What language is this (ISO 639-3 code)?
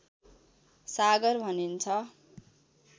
nep